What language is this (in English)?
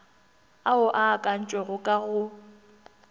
Northern Sotho